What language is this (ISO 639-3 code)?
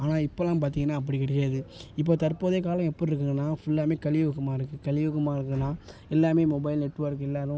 tam